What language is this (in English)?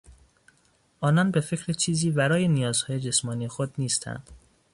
Persian